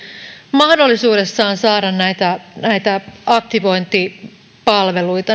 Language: Finnish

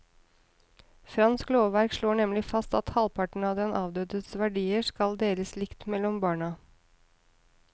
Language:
Norwegian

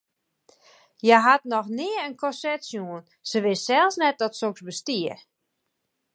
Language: Western Frisian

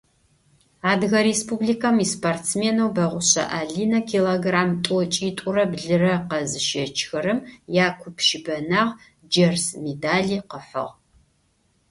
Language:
Adyghe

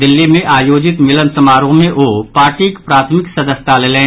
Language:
Maithili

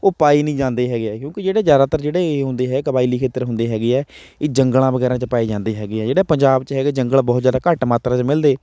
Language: Punjabi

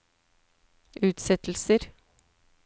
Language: Norwegian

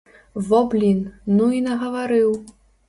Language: Belarusian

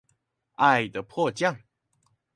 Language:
Chinese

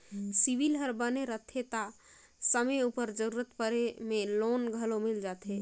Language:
Chhattisgarhi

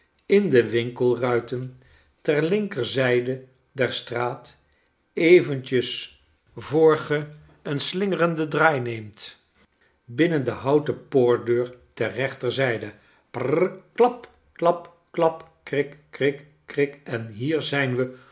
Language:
Dutch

